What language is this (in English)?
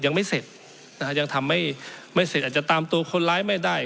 Thai